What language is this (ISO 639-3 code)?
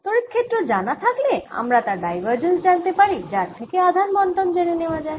ben